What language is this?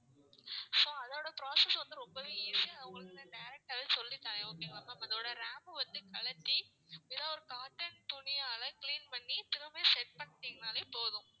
Tamil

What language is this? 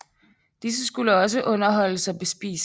Danish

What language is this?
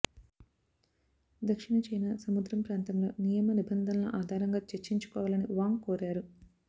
Telugu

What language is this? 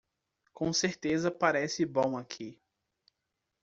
Portuguese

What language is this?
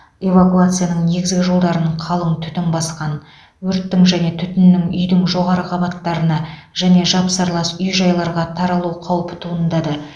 Kazakh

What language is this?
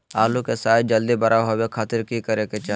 Magahi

